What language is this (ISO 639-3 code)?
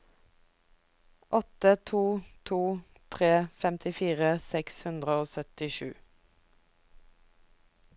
nor